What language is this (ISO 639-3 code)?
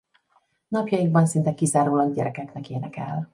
hun